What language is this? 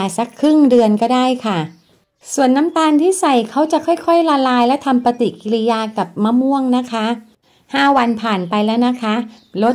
Thai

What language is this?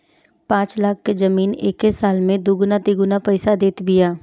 Bhojpuri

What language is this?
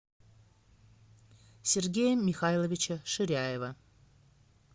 Russian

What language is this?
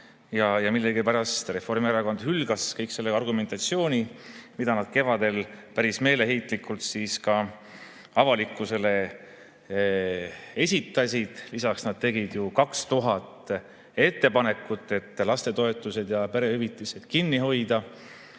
Estonian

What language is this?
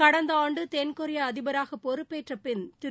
Tamil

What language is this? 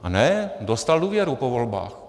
Czech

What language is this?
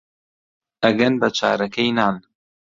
Central Kurdish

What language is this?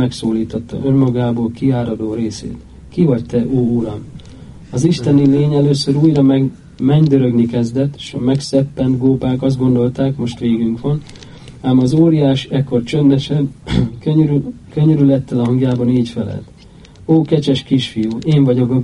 Hungarian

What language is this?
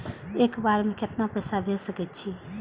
Maithili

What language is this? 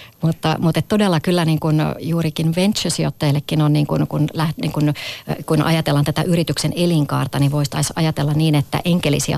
Finnish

